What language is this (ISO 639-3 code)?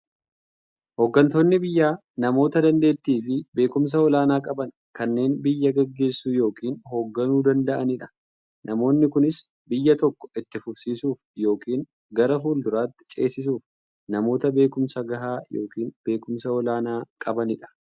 orm